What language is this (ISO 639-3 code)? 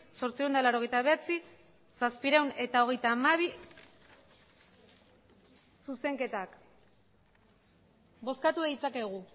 eus